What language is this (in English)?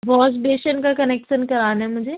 Urdu